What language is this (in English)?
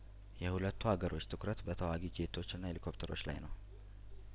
Amharic